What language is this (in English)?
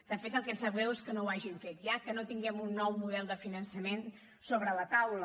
Catalan